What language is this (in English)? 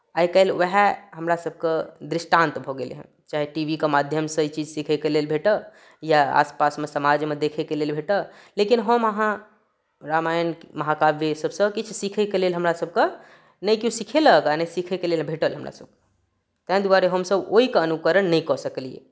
Maithili